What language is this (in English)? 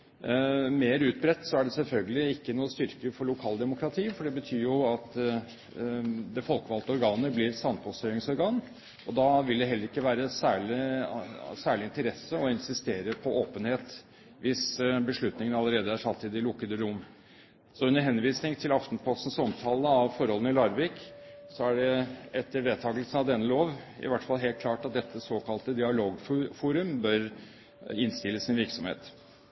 Norwegian Bokmål